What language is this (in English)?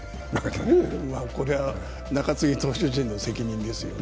Japanese